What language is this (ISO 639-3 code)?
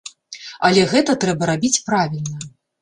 bel